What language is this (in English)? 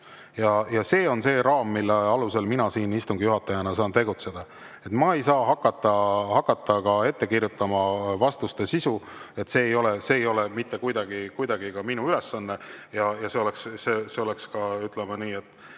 Estonian